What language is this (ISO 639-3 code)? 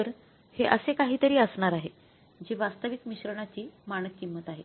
mar